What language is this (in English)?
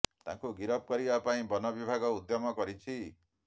Odia